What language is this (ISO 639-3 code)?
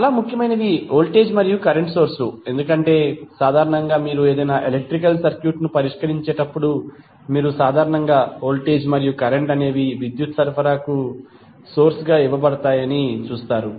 tel